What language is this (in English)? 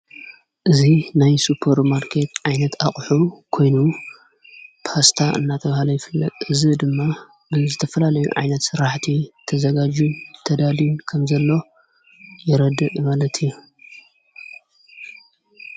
Tigrinya